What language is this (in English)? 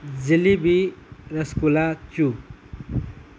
Manipuri